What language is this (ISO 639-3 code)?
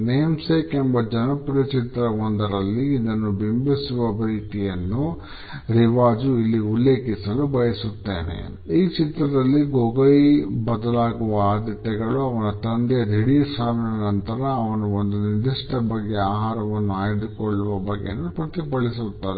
kan